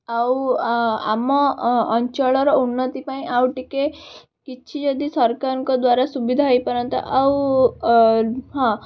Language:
Odia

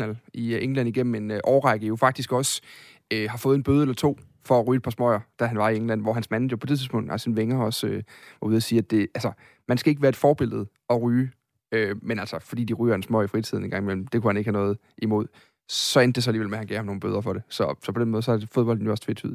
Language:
Danish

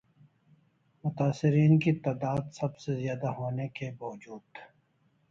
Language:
Urdu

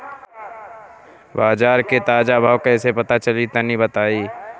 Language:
Bhojpuri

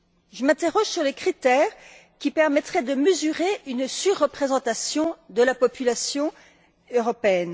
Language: French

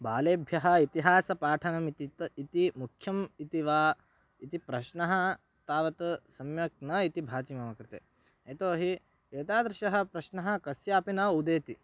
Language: Sanskrit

